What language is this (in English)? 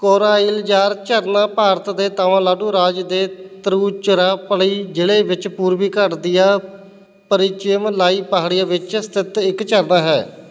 Punjabi